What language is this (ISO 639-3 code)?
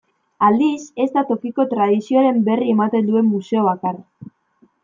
eus